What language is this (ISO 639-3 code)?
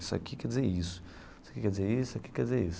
por